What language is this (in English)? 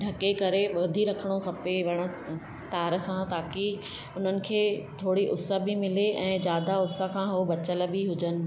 Sindhi